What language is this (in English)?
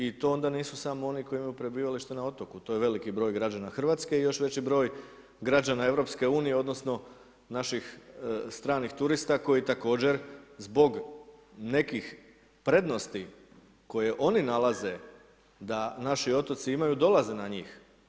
Croatian